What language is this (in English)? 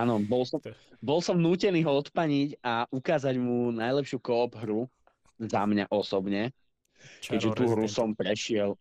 Slovak